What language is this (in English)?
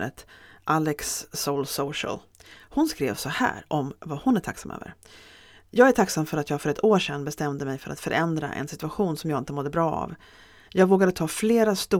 Swedish